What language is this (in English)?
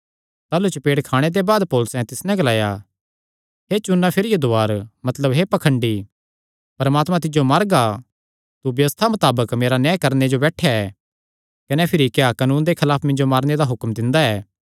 Kangri